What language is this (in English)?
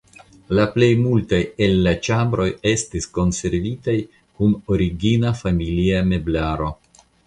Esperanto